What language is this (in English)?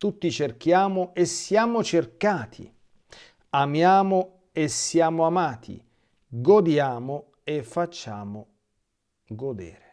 Italian